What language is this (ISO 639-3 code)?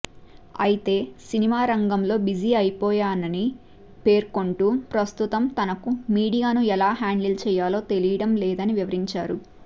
tel